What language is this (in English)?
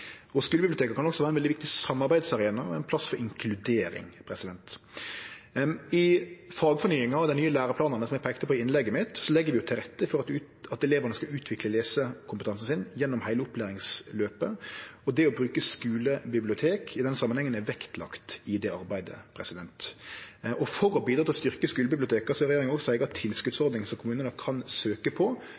Norwegian Nynorsk